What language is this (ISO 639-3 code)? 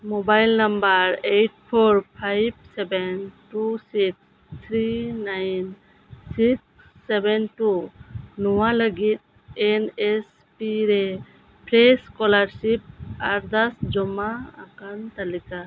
sat